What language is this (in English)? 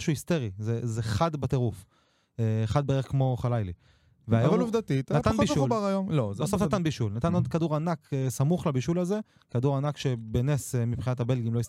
Hebrew